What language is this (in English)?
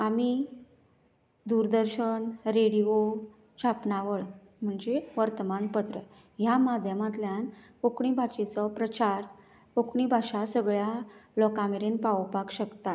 Konkani